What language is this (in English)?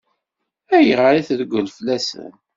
Kabyle